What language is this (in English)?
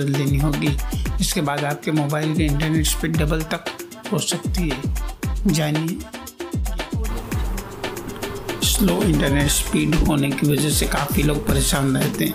Hindi